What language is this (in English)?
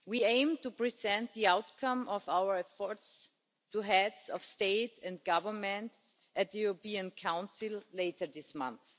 English